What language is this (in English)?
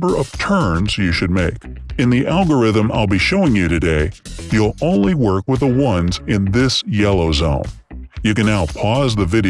English